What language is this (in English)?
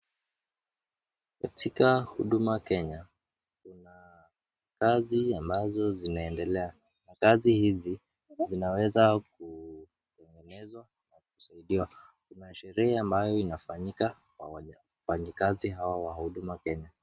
Swahili